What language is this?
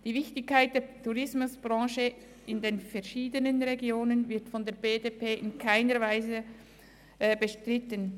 Swiss German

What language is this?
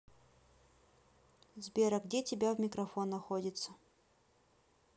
Russian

